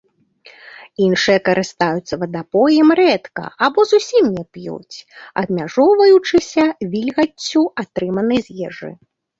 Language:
Belarusian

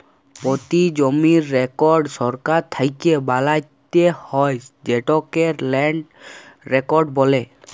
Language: Bangla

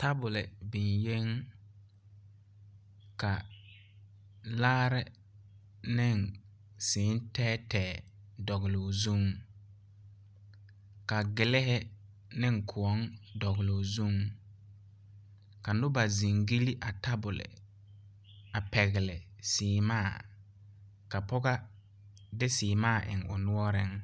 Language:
Southern Dagaare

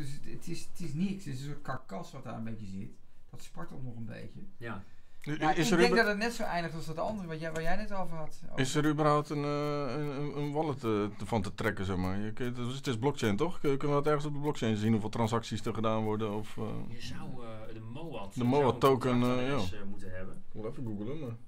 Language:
Dutch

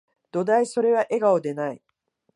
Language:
Japanese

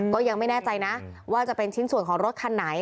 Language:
Thai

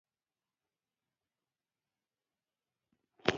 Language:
Pashto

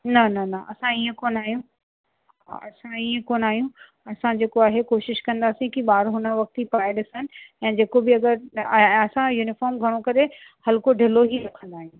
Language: Sindhi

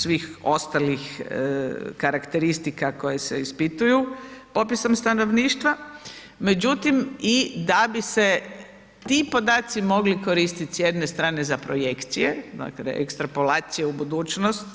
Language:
Croatian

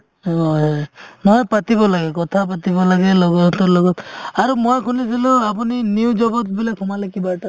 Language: Assamese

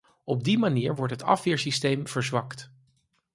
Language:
Dutch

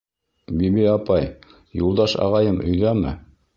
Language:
Bashkir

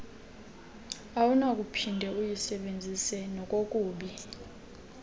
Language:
Xhosa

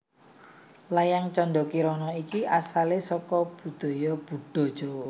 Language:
Javanese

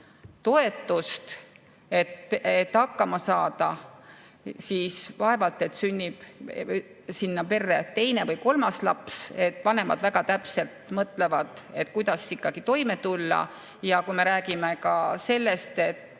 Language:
Estonian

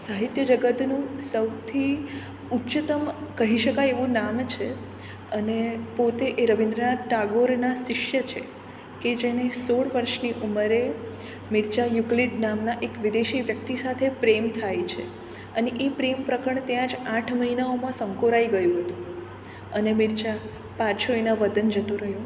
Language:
Gujarati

